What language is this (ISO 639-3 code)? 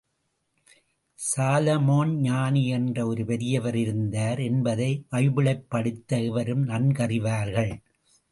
tam